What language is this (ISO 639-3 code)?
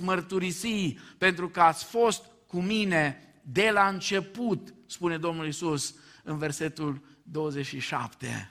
ron